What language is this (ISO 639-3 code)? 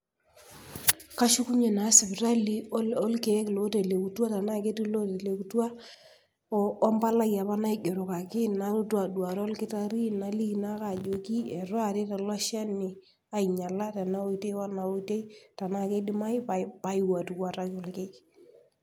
mas